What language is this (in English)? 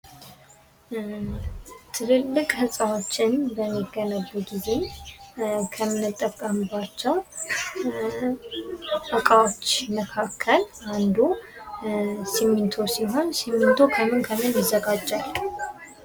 Amharic